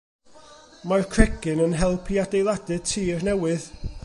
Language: Welsh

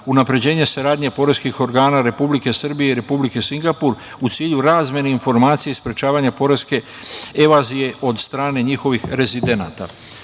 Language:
Serbian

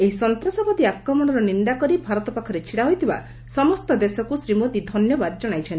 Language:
Odia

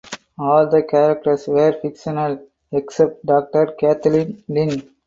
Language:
English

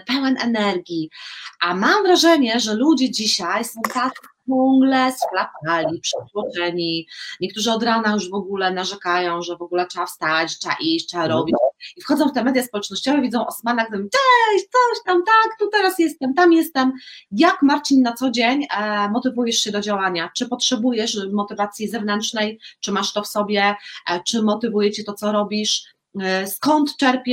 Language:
Polish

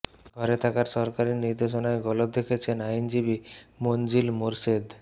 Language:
Bangla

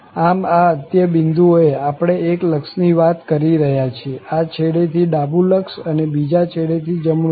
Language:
Gujarati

